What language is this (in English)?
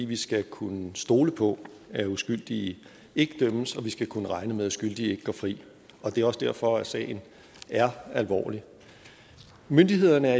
Danish